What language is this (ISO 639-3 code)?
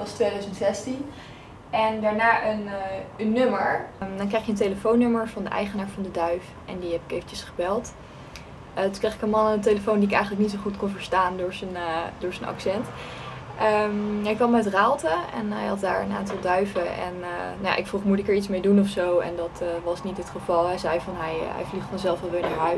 nld